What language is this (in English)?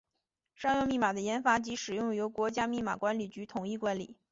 Chinese